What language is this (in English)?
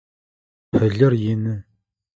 Adyghe